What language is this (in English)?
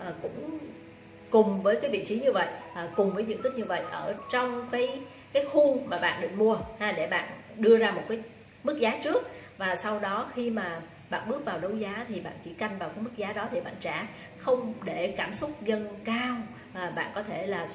Vietnamese